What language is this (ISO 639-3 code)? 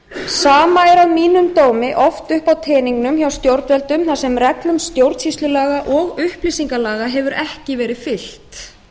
isl